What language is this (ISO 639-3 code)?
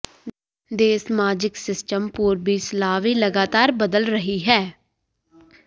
pan